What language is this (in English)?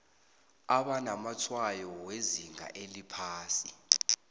South Ndebele